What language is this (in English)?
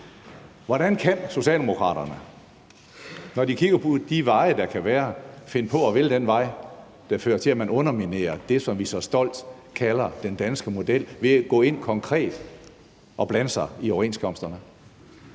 Danish